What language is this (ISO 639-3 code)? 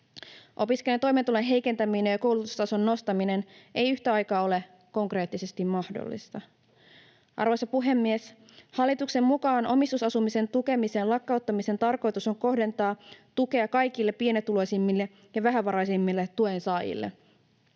fin